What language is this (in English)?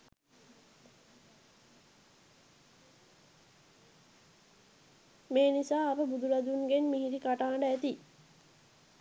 Sinhala